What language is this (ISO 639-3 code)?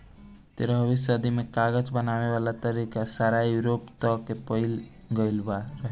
bho